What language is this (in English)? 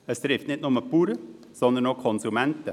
Swiss German